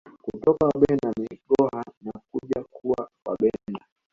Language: Swahili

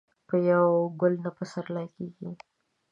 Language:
Pashto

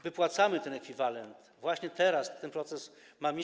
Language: Polish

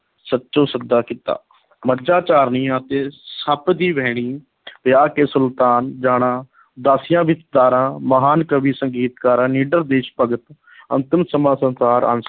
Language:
Punjabi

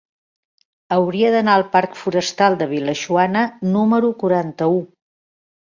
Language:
Catalan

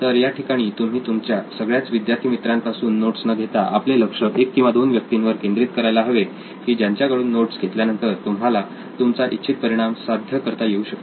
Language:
Marathi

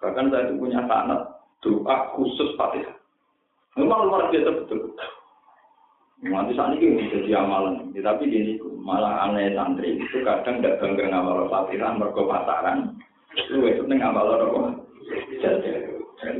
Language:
Indonesian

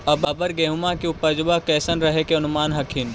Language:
Magahi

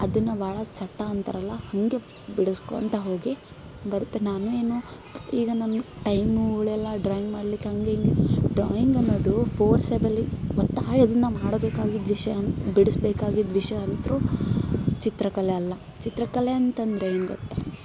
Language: Kannada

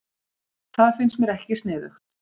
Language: Icelandic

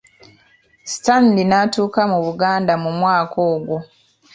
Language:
Ganda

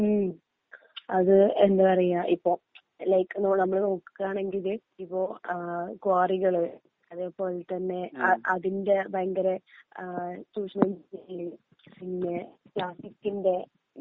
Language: Malayalam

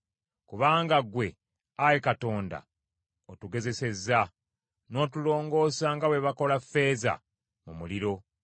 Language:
Ganda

